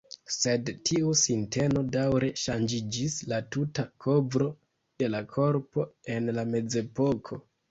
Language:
Esperanto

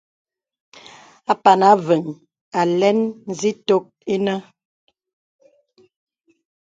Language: Bebele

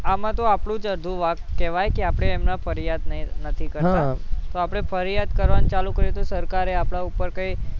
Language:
Gujarati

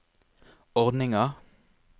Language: Norwegian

